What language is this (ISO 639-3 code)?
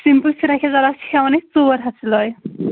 kas